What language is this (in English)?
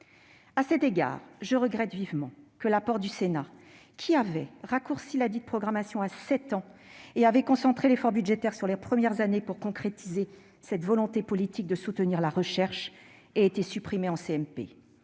French